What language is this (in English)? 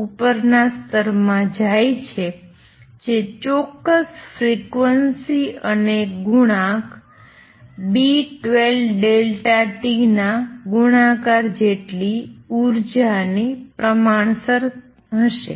Gujarati